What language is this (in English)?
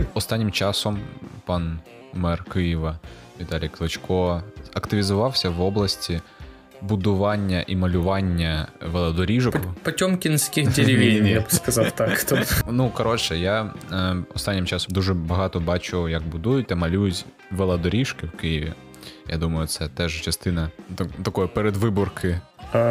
Ukrainian